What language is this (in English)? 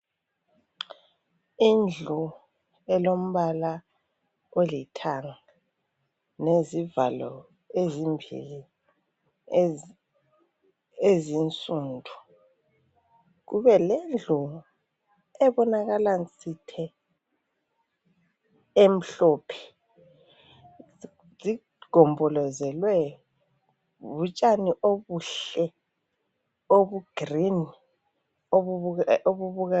North Ndebele